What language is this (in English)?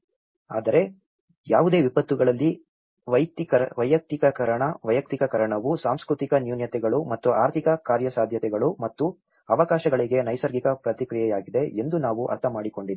Kannada